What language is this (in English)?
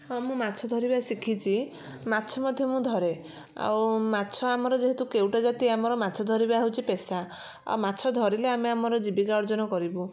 Odia